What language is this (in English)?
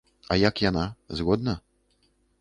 Belarusian